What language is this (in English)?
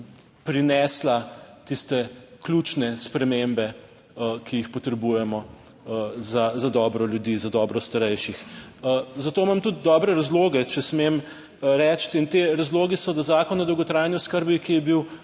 Slovenian